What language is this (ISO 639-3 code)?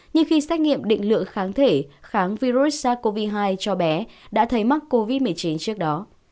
vie